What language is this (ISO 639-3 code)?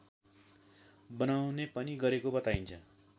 nep